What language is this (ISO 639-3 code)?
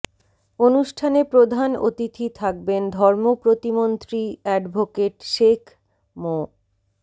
ben